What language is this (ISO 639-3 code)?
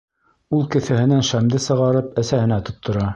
bak